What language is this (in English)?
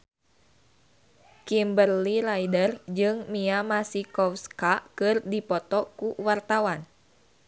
Sundanese